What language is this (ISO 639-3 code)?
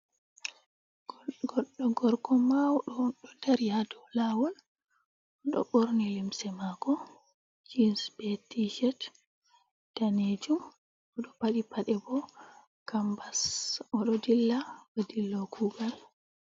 ful